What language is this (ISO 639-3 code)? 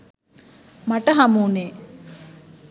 sin